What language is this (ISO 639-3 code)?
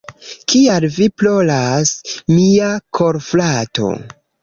epo